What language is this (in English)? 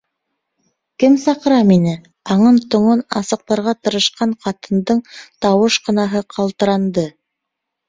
Bashkir